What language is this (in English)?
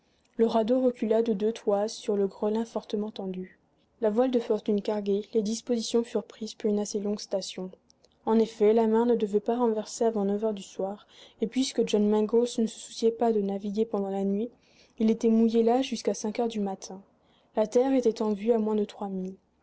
French